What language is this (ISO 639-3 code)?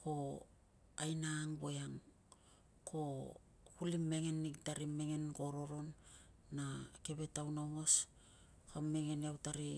lcm